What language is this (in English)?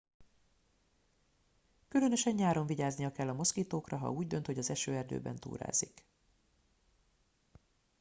Hungarian